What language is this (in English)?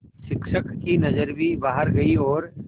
Hindi